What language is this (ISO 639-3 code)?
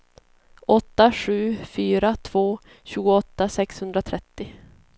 swe